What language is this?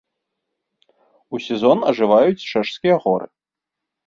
Belarusian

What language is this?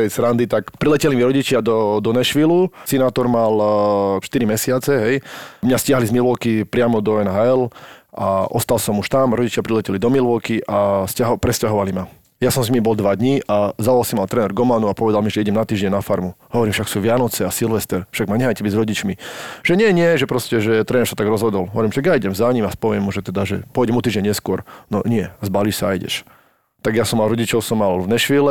Slovak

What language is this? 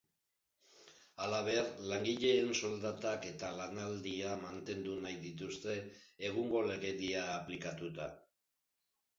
Basque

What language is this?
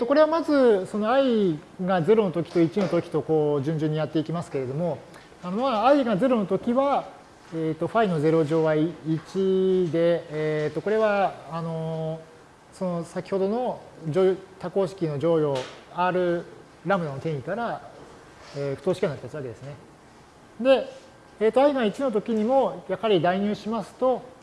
Japanese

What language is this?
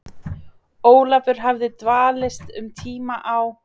Icelandic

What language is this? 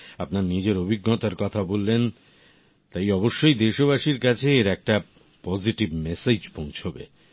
Bangla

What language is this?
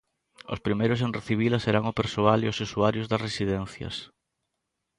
Galician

